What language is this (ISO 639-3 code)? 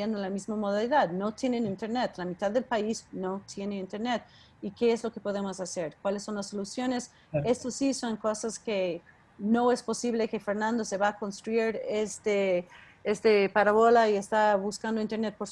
spa